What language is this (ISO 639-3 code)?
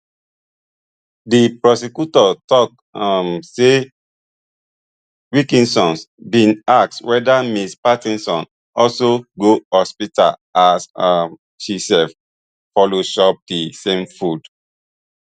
pcm